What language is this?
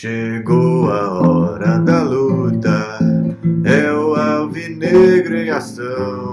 Portuguese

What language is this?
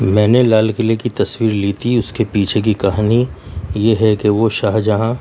Urdu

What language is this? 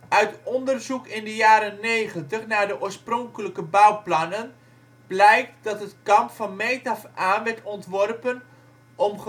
Dutch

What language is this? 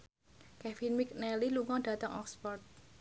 Javanese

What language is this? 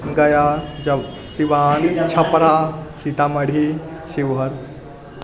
Maithili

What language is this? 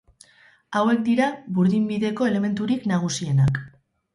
Basque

